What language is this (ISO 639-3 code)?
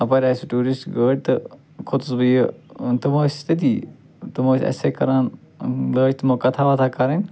kas